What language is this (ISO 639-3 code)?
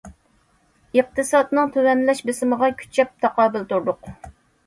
uig